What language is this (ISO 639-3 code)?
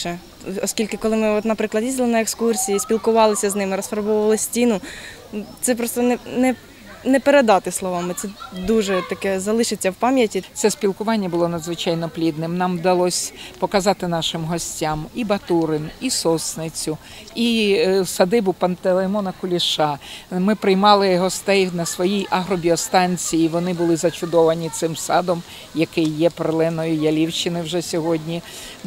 ukr